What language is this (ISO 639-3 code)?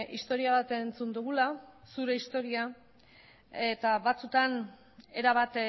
eus